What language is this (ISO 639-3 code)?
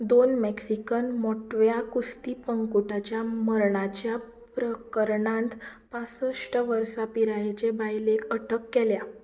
kok